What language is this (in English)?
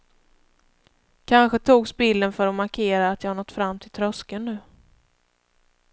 Swedish